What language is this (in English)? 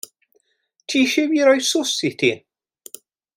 Welsh